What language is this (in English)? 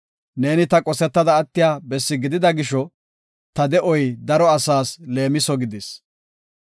Gofa